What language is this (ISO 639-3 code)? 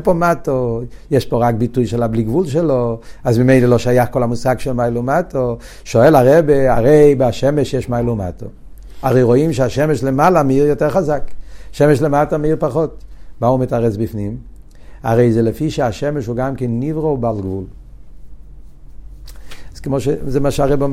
heb